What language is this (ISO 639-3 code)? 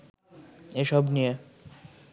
ben